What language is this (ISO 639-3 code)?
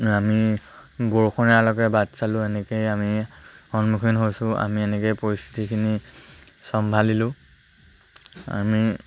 asm